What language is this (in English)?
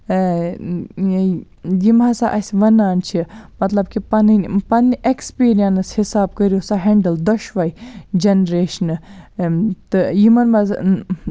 Kashmiri